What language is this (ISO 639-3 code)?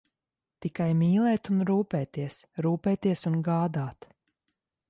lav